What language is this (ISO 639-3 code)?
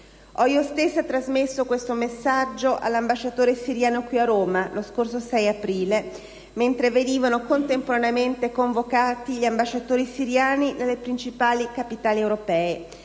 ita